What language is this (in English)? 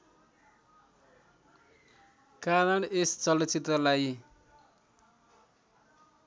Nepali